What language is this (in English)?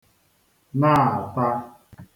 Igbo